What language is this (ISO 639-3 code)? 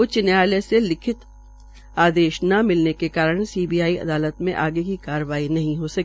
hin